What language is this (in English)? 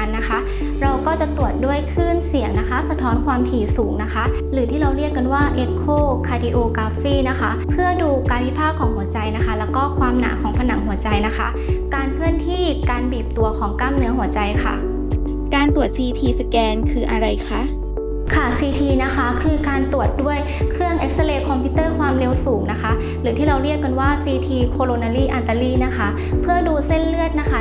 Thai